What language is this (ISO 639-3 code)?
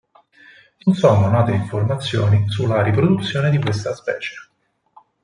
ita